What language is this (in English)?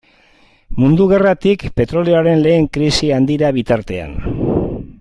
Basque